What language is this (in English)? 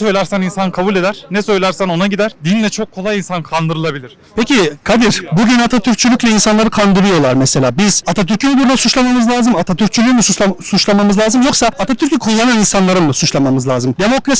Turkish